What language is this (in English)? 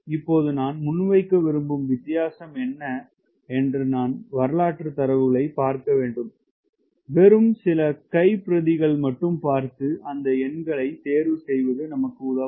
Tamil